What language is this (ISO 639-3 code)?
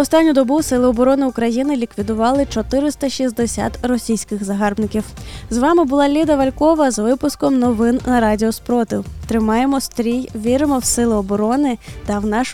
ukr